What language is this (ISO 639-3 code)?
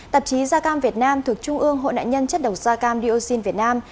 vie